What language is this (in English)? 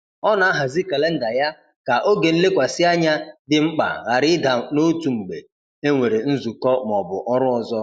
Igbo